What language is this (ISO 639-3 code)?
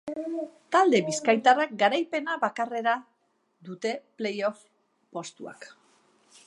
eus